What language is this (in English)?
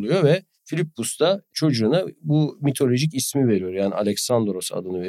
Turkish